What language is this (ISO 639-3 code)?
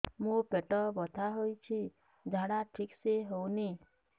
ori